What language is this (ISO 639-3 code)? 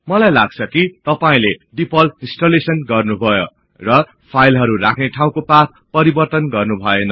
nep